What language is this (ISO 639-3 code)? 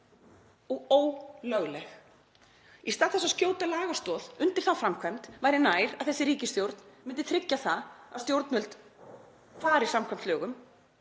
isl